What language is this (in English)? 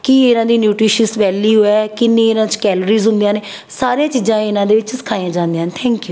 Punjabi